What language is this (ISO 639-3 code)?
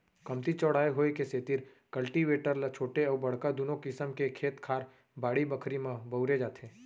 hne